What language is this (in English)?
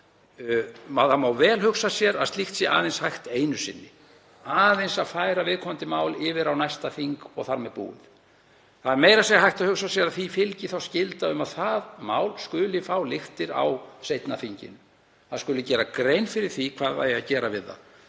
Icelandic